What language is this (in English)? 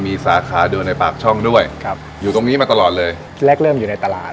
Thai